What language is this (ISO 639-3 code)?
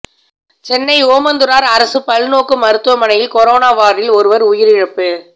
tam